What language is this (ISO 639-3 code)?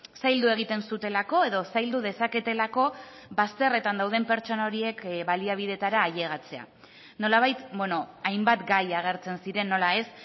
eus